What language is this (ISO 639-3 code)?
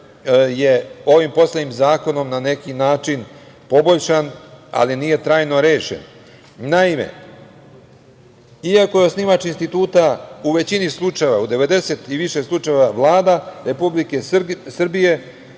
srp